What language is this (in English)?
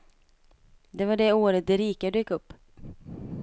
Swedish